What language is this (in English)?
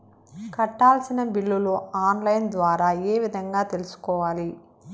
Telugu